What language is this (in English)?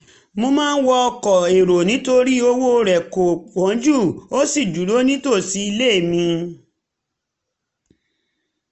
Yoruba